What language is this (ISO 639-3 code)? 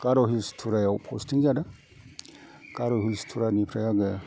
brx